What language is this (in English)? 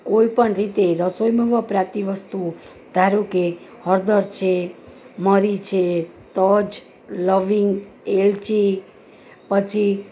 Gujarati